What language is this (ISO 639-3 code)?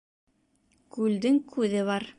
bak